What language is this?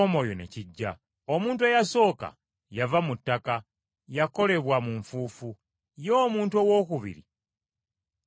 Ganda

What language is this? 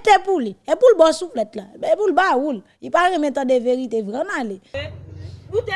French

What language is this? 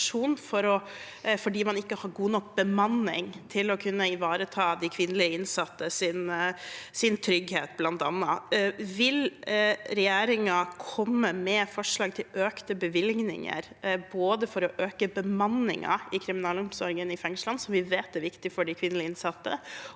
Norwegian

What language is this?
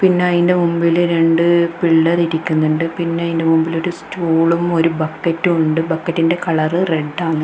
Malayalam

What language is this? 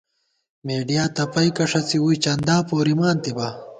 Gawar-Bati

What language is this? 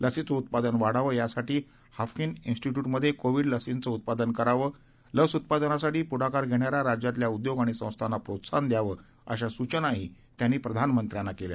Marathi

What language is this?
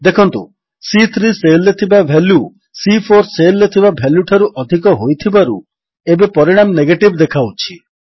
Odia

